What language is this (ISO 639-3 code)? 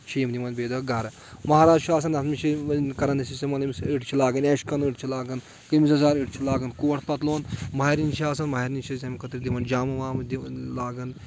kas